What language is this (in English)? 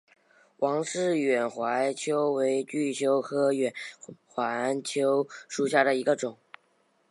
Chinese